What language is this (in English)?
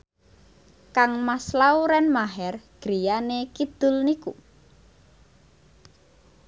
Javanese